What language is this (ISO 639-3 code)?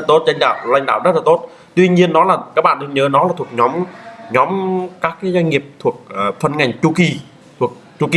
vie